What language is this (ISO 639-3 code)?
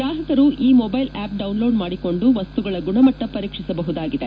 kan